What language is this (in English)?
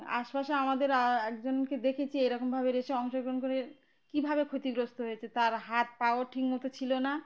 Bangla